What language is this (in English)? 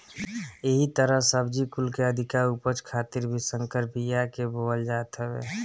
Bhojpuri